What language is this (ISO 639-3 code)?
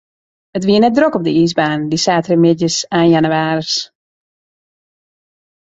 fry